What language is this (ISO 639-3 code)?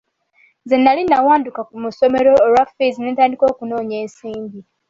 lug